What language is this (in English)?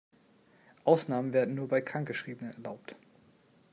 German